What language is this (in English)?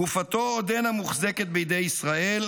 Hebrew